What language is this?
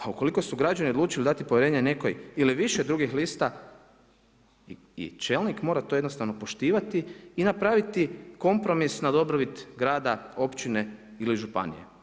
Croatian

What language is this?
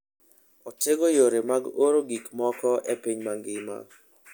Luo (Kenya and Tanzania)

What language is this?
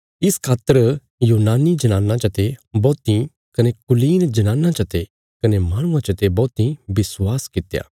Bilaspuri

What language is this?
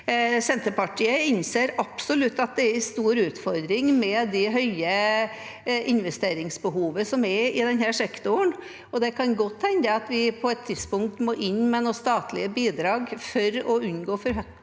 Norwegian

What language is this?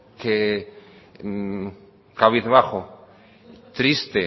Spanish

